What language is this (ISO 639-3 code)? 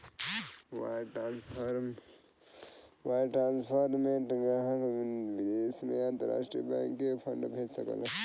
bho